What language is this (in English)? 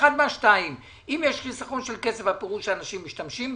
Hebrew